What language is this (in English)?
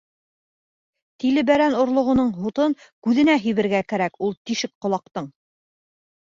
Bashkir